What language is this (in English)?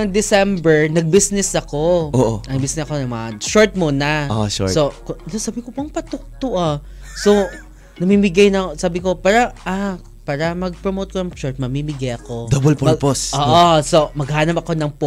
Filipino